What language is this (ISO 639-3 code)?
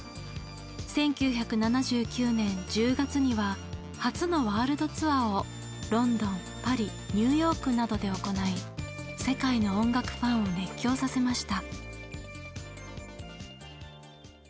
jpn